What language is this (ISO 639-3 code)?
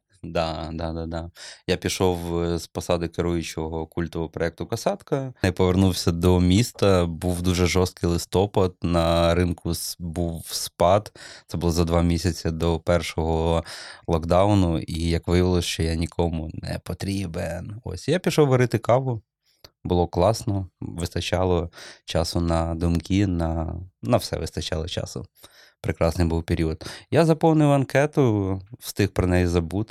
ukr